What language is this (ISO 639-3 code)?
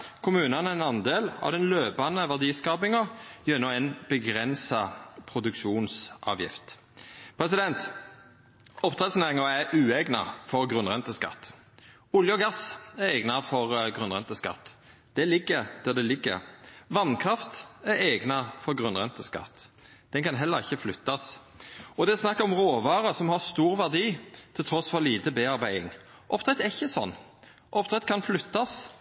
nno